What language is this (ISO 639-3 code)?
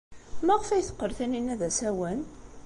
kab